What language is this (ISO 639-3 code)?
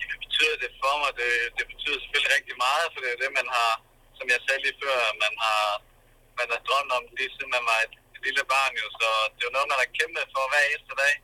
dan